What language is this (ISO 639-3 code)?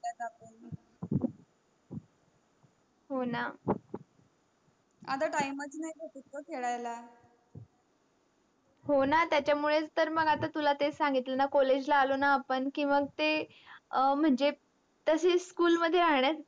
mar